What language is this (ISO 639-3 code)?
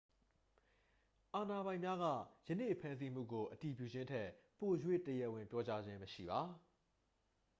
mya